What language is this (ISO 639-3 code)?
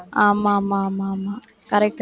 tam